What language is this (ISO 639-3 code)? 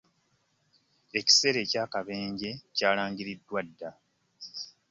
lug